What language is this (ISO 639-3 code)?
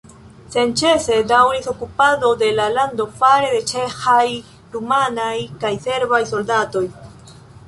epo